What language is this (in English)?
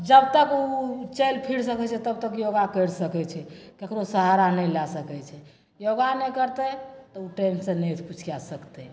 Maithili